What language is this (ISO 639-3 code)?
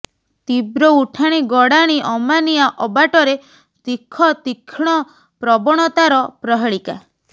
ori